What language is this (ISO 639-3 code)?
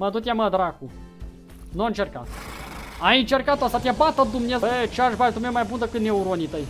ron